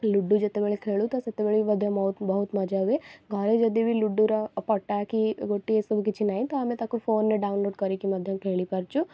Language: Odia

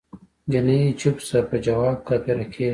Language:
Pashto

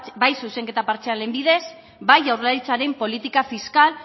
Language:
Basque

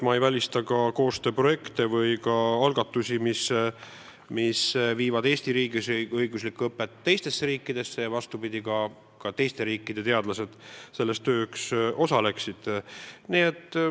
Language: Estonian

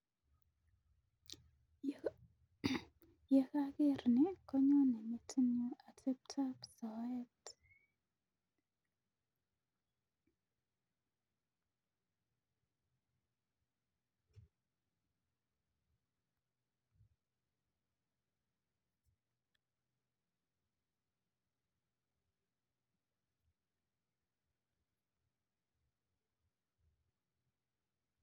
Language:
Kalenjin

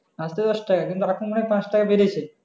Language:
Bangla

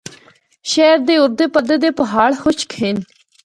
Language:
Northern Hindko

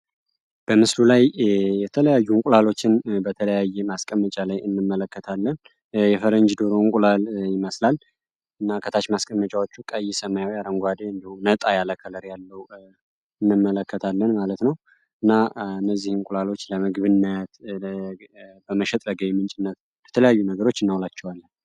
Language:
Amharic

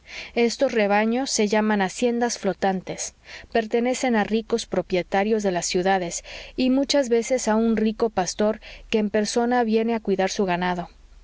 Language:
Spanish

